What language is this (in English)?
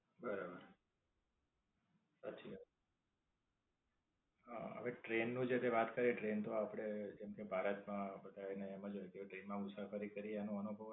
Gujarati